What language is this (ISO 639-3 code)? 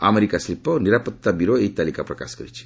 ori